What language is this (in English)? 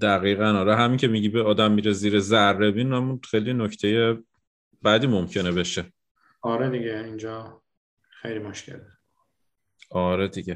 Persian